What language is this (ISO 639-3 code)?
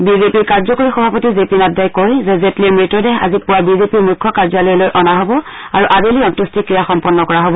asm